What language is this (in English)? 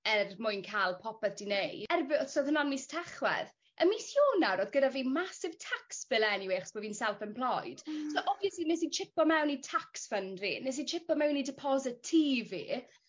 Welsh